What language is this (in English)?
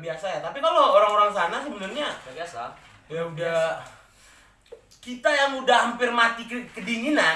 Indonesian